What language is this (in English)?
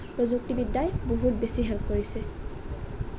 Assamese